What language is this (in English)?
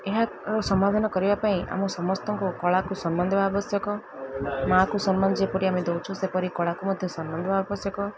Odia